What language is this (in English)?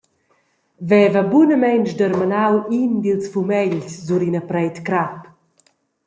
Romansh